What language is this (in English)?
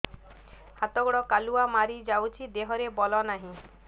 Odia